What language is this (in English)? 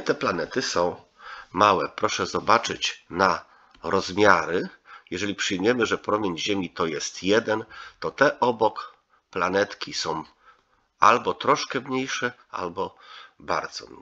Polish